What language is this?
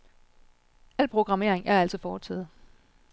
Danish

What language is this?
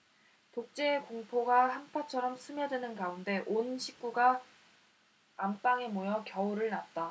Korean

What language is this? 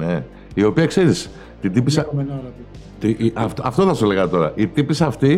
Greek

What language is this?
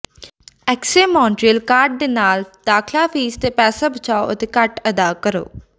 Punjabi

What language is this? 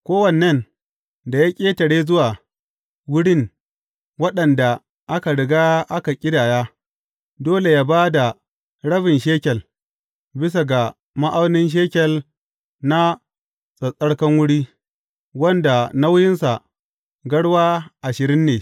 Hausa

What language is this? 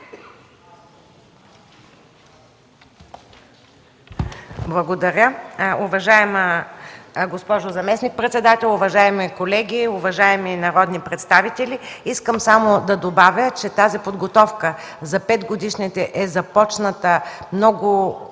Bulgarian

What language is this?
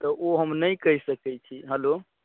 Maithili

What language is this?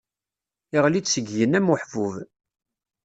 Kabyle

